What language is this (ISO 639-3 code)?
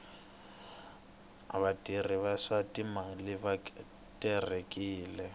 tso